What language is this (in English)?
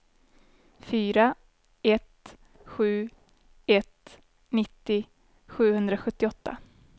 Swedish